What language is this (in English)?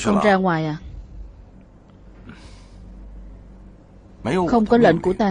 Vietnamese